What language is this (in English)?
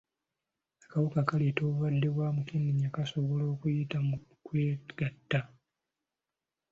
Ganda